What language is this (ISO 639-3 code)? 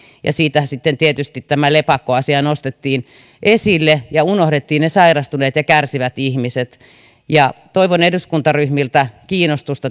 fin